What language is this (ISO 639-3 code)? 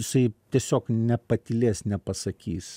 lit